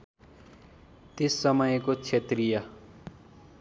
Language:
Nepali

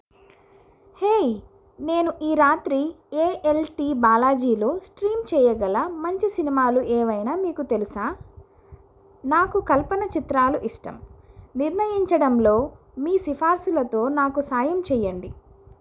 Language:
Telugu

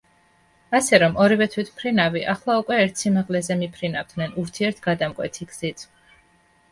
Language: Georgian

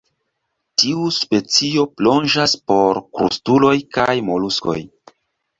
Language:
Esperanto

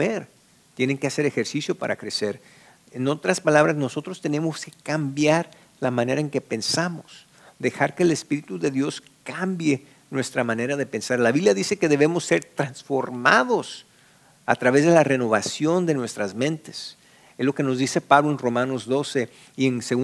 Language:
Spanish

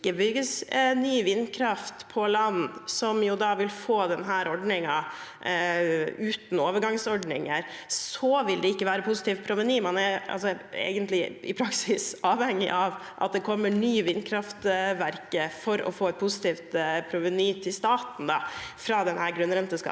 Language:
Norwegian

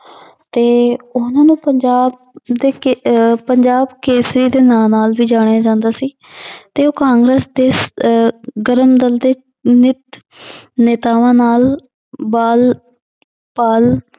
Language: Punjabi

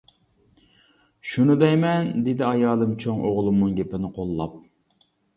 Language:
Uyghur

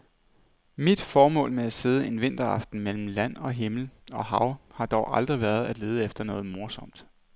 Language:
Danish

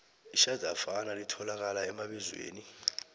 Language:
South Ndebele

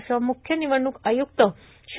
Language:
Marathi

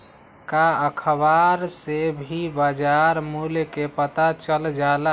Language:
Magahi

